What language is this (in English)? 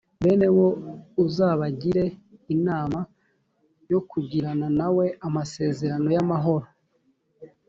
Kinyarwanda